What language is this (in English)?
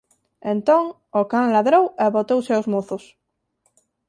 Galician